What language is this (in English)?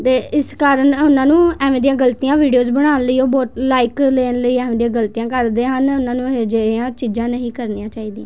Punjabi